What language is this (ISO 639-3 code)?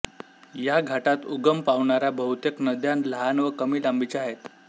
mar